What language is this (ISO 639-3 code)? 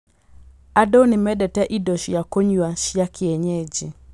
kik